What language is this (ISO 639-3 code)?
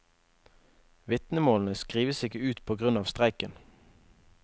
nor